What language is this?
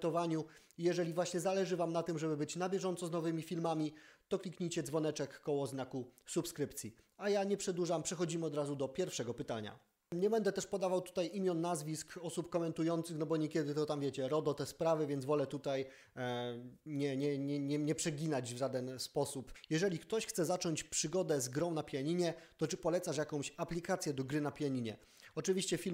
Polish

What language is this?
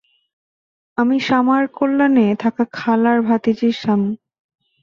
Bangla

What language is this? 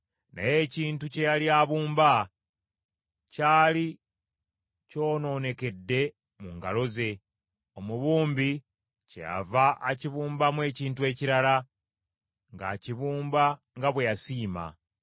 Ganda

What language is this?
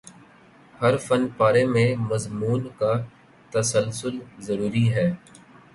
Urdu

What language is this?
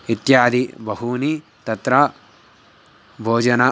Sanskrit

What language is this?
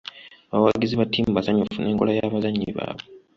Ganda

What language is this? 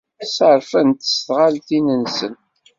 Kabyle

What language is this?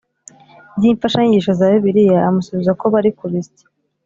Kinyarwanda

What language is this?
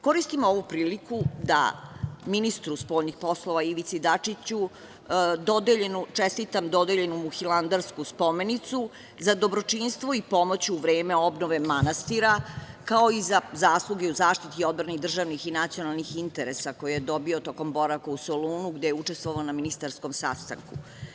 Serbian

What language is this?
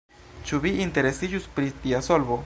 Esperanto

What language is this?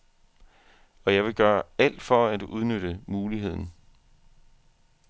Danish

